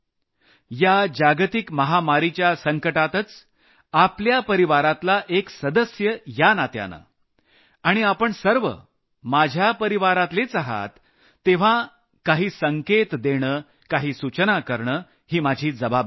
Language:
Marathi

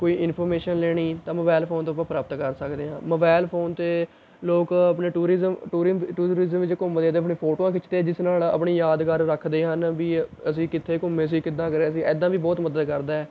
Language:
Punjabi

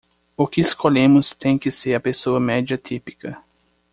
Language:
Portuguese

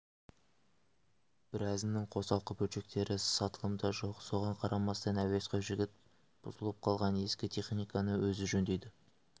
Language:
Kazakh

